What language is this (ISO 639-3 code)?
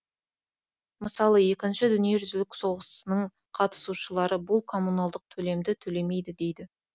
kaz